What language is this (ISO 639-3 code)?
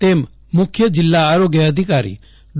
guj